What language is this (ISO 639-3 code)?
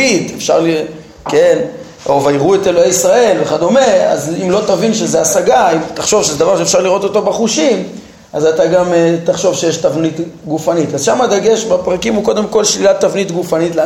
heb